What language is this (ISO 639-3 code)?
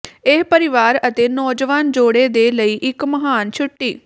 pan